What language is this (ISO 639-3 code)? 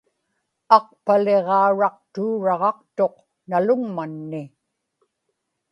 ipk